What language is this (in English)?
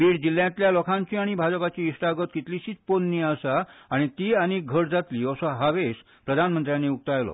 Konkani